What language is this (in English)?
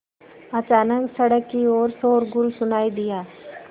Hindi